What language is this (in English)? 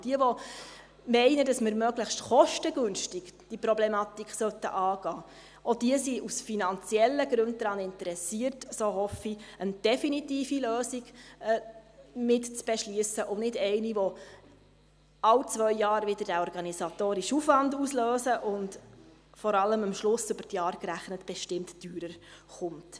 Swiss German